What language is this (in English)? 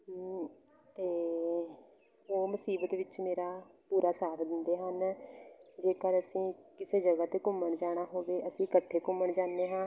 Punjabi